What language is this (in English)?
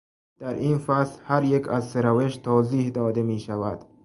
Persian